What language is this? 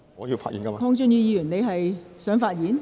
Cantonese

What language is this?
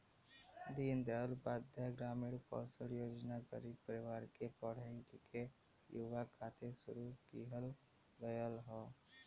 Bhojpuri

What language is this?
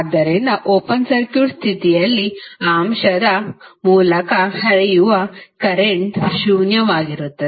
Kannada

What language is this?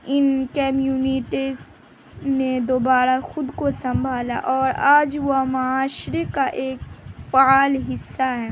Urdu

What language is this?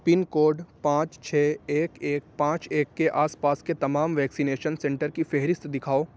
Urdu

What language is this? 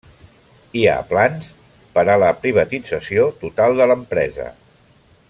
Catalan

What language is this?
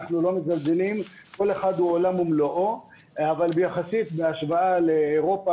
Hebrew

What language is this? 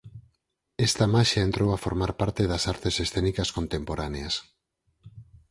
Galician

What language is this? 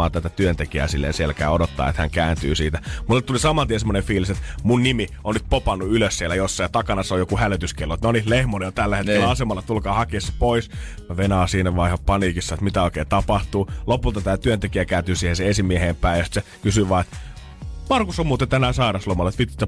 Finnish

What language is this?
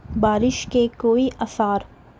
Urdu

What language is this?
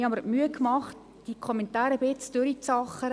Swiss German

